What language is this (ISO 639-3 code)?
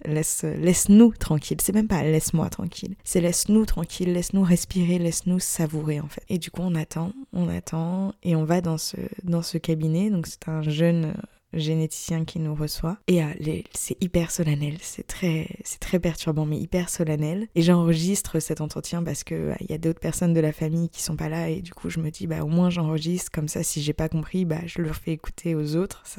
fra